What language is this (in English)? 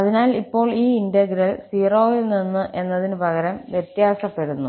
Malayalam